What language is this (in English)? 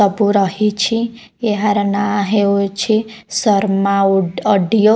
Odia